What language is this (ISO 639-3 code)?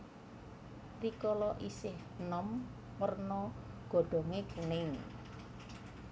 jav